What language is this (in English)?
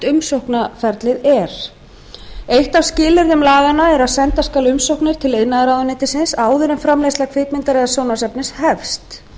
Icelandic